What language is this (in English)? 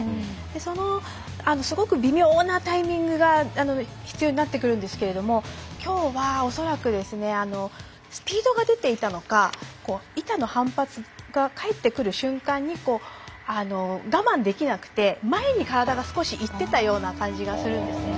Japanese